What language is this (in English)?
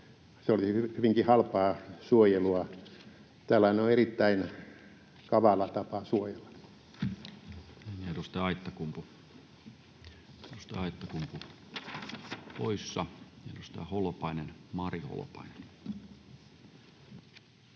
Finnish